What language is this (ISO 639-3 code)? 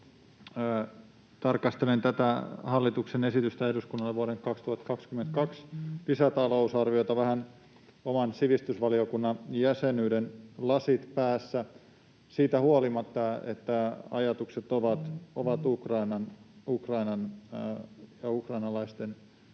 fin